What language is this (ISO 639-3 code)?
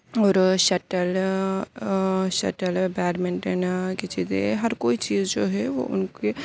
urd